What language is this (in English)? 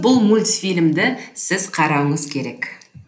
Kazakh